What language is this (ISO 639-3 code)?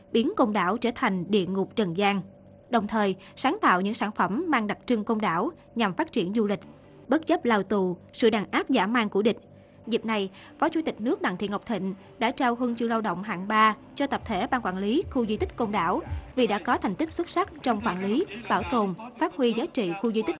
vie